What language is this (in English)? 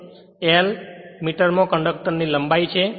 Gujarati